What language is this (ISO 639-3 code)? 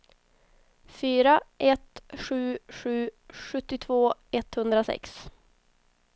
swe